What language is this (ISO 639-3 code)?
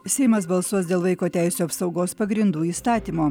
lit